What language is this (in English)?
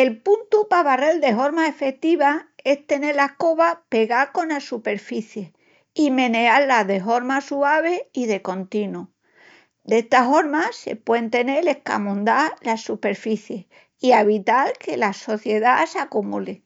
Extremaduran